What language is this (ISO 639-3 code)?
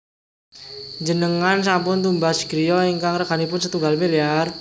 jav